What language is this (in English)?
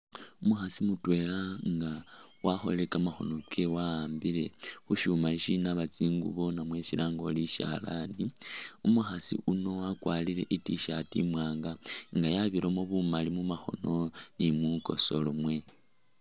Masaaba